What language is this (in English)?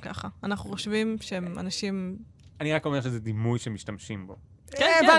Hebrew